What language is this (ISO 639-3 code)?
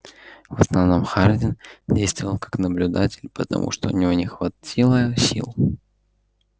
rus